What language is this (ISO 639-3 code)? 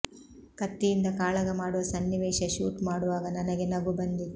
kan